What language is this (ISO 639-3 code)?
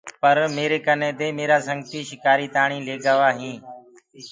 ggg